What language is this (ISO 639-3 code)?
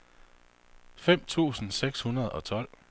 dan